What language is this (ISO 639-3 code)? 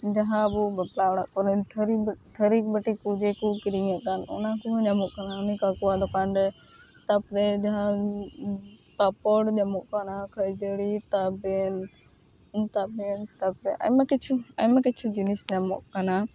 sat